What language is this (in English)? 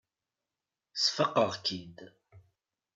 Kabyle